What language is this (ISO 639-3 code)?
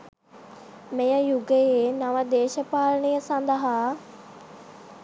sin